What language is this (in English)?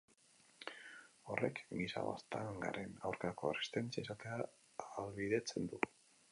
Basque